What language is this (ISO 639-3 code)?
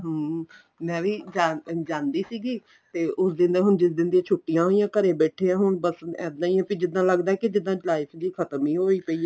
pan